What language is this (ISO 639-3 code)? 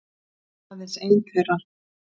isl